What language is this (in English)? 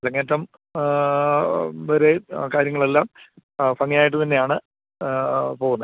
Malayalam